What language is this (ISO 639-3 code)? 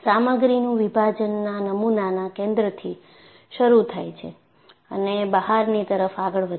guj